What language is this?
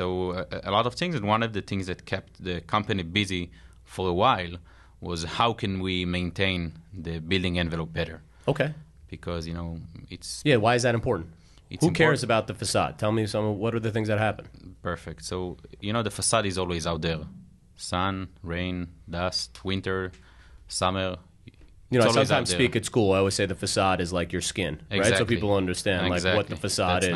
English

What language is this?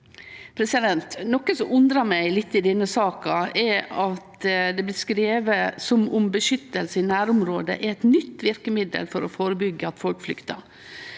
Norwegian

